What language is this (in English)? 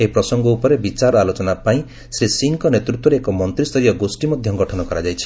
Odia